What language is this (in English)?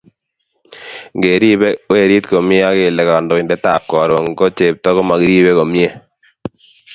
Kalenjin